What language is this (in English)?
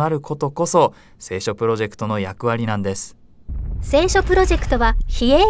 Japanese